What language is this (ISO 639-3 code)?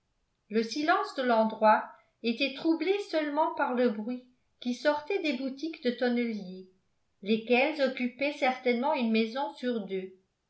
fra